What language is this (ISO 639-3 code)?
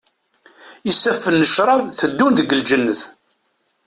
kab